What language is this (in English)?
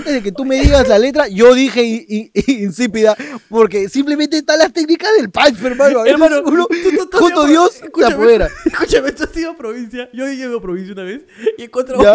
Spanish